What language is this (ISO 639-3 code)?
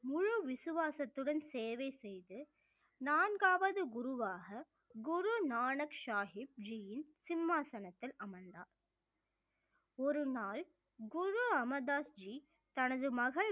tam